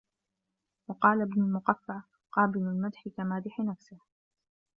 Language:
Arabic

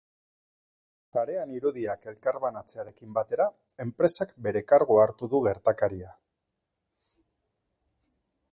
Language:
Basque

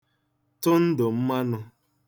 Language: Igbo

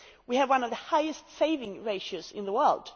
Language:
English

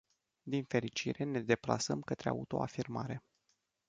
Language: Romanian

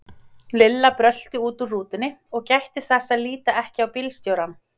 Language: Icelandic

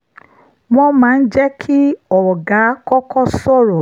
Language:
Yoruba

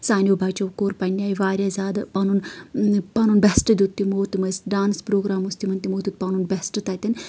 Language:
Kashmiri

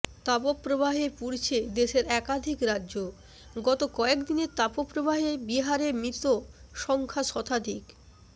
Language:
Bangla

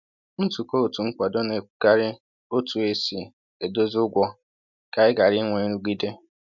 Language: Igbo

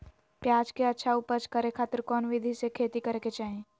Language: Magahi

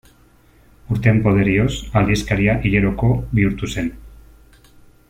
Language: Basque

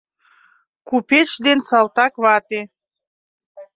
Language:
Mari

